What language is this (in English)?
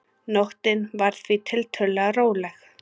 Icelandic